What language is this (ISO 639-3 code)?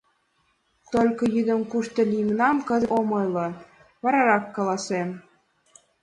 chm